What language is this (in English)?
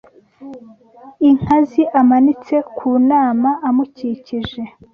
Kinyarwanda